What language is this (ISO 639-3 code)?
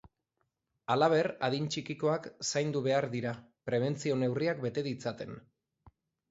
eus